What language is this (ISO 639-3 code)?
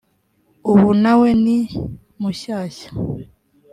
kin